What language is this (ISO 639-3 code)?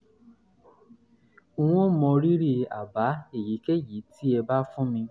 yor